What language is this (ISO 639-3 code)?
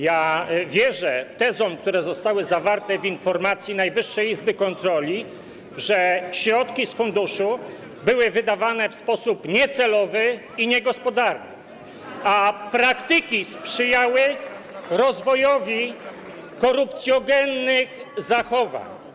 pol